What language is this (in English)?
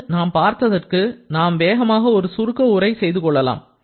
Tamil